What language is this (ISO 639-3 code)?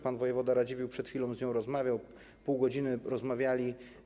pol